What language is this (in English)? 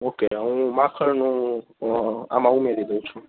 Gujarati